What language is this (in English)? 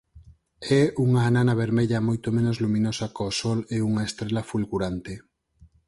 Galician